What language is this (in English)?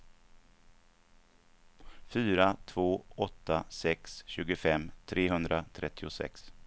Swedish